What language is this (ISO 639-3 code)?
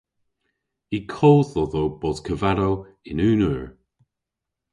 cor